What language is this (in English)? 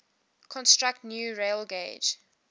English